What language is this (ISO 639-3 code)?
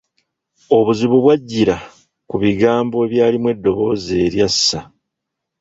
lug